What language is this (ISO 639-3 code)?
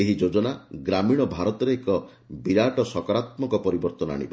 ori